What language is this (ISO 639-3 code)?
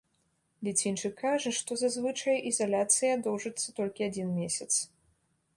bel